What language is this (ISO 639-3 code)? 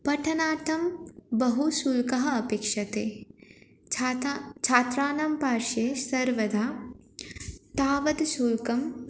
san